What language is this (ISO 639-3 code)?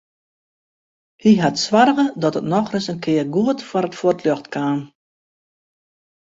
fry